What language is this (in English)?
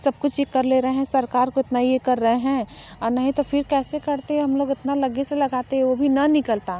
Hindi